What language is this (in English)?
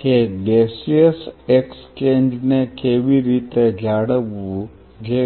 Gujarati